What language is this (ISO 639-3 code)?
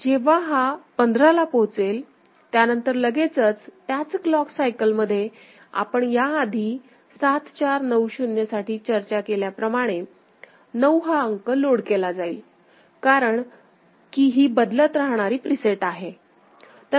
mar